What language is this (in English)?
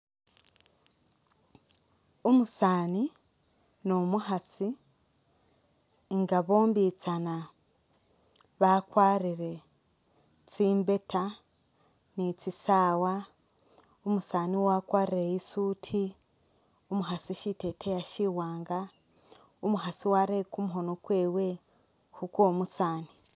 Masaaba